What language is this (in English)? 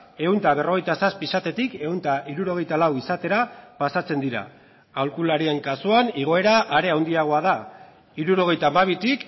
Basque